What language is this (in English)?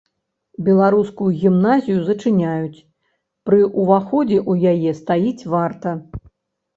Belarusian